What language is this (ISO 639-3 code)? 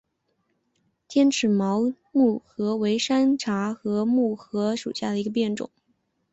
zho